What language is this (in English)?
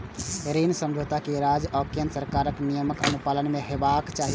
Maithili